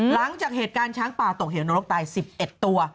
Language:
Thai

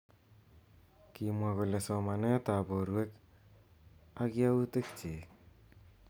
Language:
Kalenjin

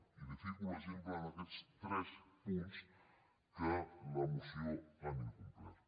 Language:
Catalan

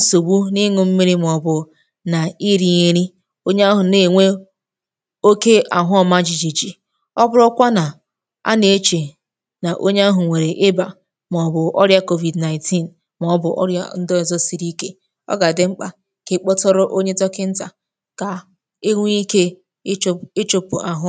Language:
Igbo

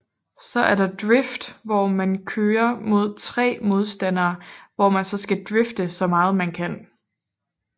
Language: Danish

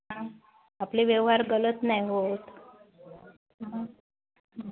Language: Marathi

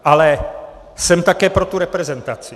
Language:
Czech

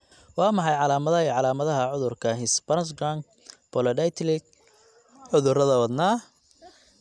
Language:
Somali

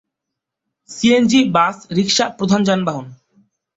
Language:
Bangla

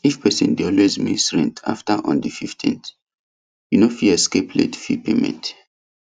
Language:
Nigerian Pidgin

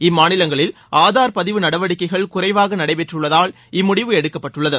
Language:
Tamil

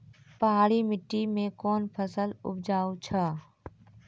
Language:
Maithili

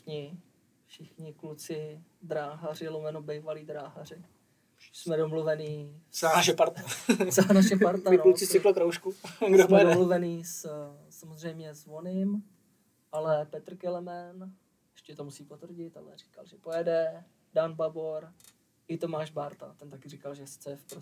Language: Czech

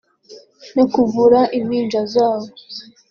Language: Kinyarwanda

